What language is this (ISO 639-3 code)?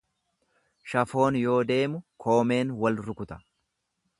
orm